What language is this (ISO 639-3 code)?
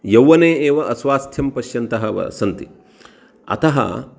san